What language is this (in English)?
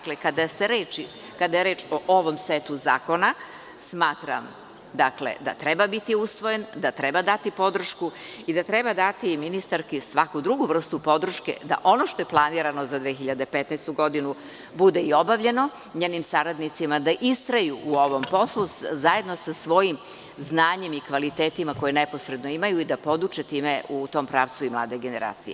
Serbian